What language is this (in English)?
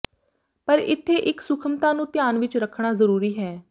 Punjabi